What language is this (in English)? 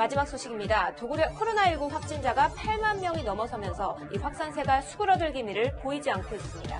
Korean